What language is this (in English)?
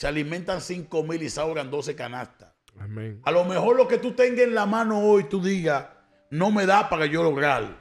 Spanish